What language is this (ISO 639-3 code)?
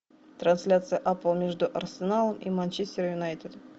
rus